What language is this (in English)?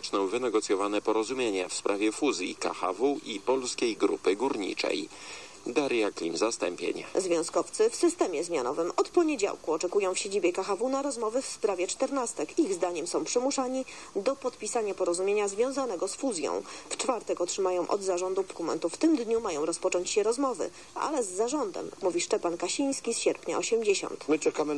Polish